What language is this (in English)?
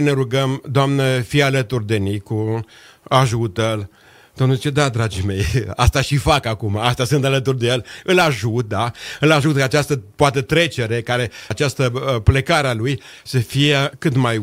Romanian